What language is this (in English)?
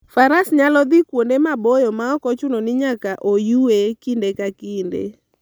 Luo (Kenya and Tanzania)